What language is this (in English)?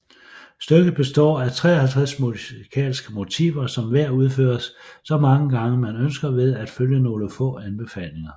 Danish